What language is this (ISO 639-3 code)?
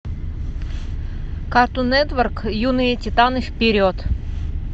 rus